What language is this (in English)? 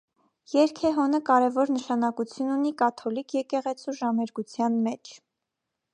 Armenian